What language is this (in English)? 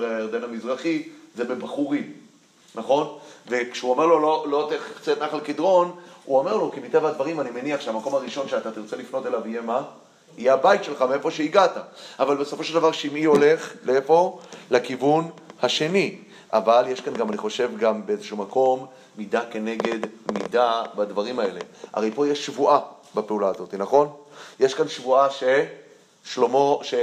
Hebrew